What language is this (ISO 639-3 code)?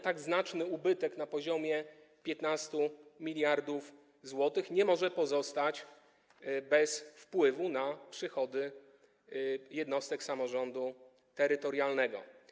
pol